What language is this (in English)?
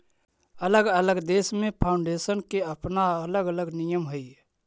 Magahi